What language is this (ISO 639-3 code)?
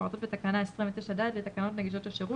heb